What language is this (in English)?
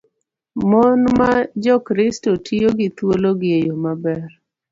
Luo (Kenya and Tanzania)